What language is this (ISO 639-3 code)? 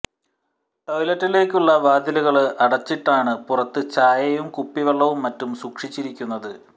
mal